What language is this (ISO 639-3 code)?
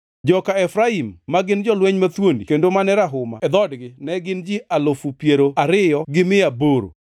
luo